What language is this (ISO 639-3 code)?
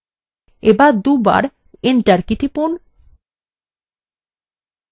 ben